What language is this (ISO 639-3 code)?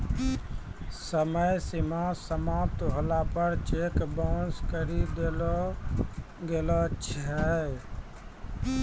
mai